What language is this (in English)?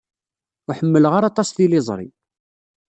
Kabyle